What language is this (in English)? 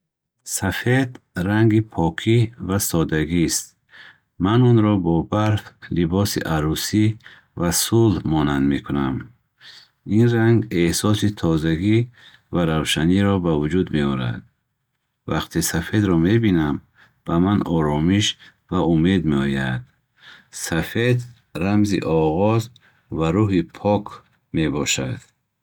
Bukharic